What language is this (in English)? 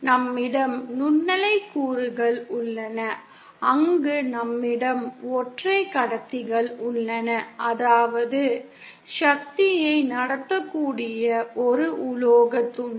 Tamil